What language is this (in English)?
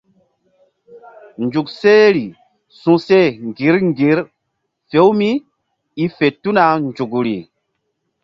Mbum